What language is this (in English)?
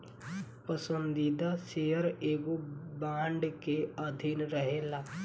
Bhojpuri